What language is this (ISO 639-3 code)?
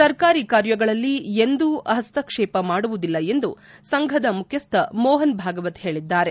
kan